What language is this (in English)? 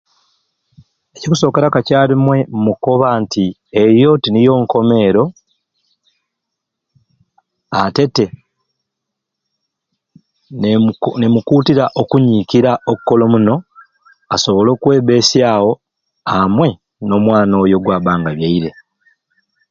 Ruuli